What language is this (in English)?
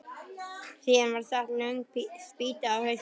Icelandic